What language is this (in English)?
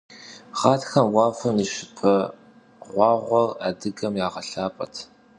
Kabardian